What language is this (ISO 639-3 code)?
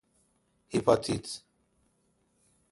fas